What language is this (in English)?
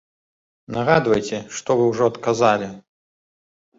Belarusian